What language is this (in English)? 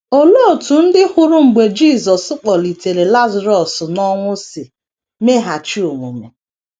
Igbo